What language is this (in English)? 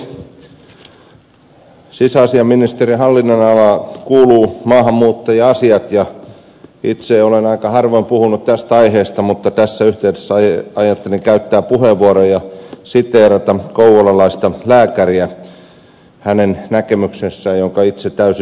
Finnish